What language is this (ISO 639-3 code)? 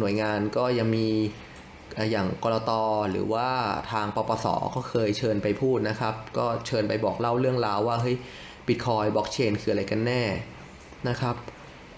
tha